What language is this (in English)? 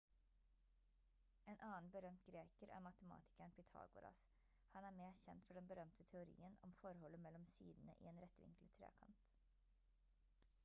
Norwegian Bokmål